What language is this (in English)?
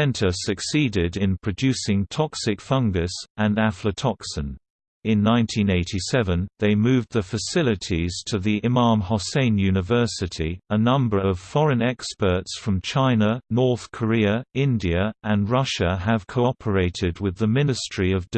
English